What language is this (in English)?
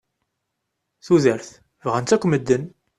Kabyle